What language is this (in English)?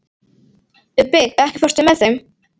Icelandic